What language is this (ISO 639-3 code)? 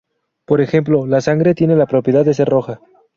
spa